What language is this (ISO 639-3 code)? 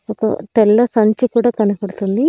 tel